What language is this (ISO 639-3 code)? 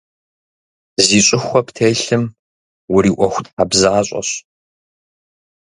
kbd